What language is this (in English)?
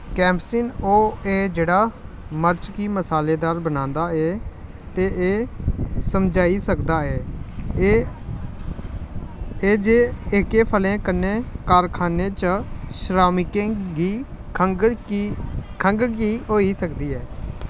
Dogri